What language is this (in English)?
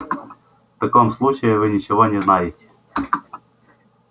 Russian